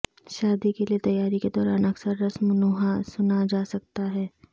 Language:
Urdu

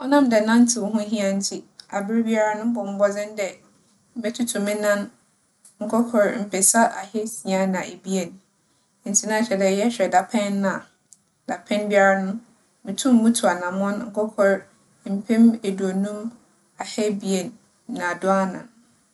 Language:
Akan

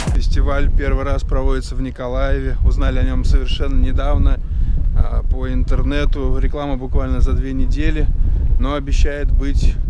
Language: Russian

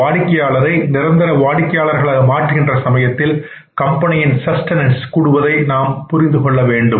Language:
Tamil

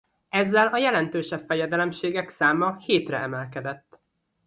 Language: Hungarian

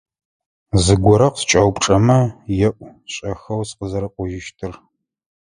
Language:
Adyghe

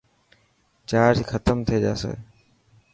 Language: Dhatki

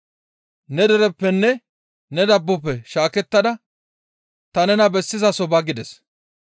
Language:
Gamo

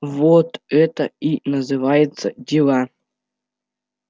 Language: Russian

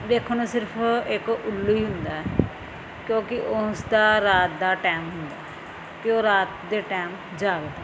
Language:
Punjabi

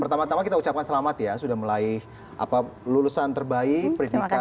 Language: Indonesian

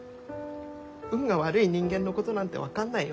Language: Japanese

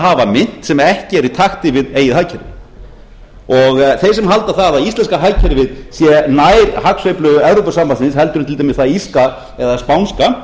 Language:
Icelandic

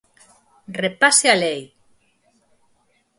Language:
Galician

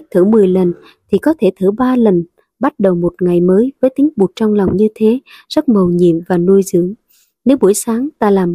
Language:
Vietnamese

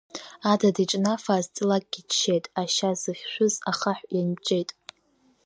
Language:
Abkhazian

